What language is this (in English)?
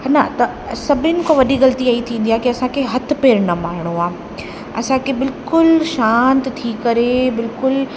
Sindhi